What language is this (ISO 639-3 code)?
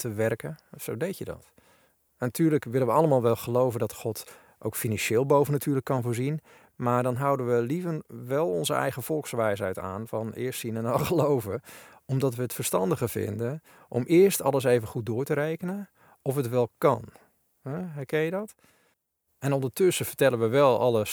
nld